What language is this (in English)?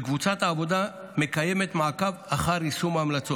Hebrew